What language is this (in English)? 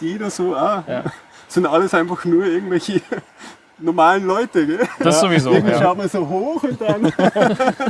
German